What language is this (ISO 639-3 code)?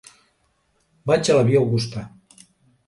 cat